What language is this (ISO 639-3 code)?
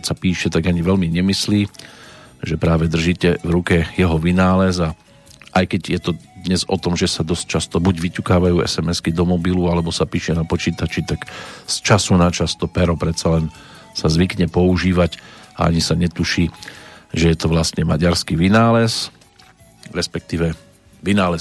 slk